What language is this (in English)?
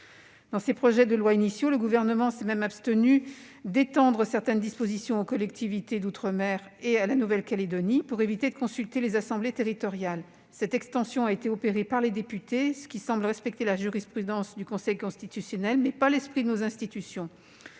French